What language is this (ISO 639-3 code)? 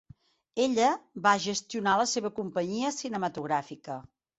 cat